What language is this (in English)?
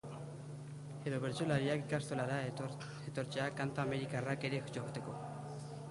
Basque